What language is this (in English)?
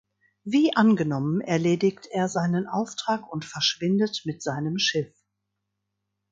German